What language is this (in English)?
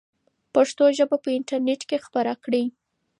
Pashto